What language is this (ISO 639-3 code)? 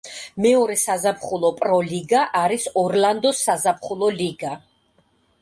kat